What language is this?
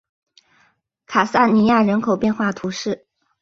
Chinese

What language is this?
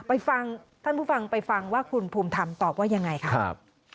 Thai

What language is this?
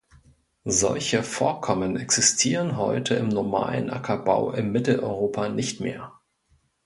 German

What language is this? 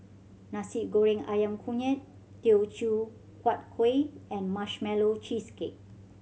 English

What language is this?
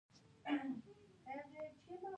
Pashto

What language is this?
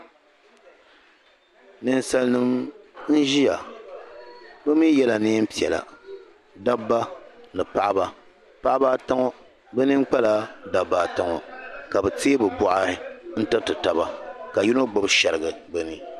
Dagbani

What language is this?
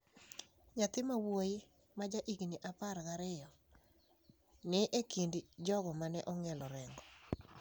Luo (Kenya and Tanzania)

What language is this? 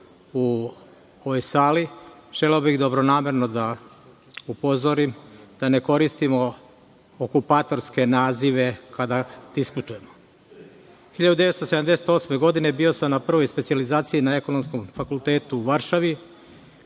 Serbian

